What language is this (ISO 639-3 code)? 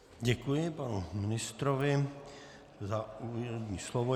ces